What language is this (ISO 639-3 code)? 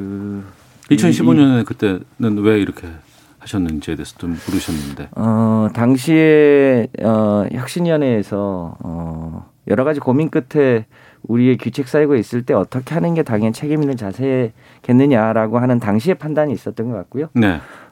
kor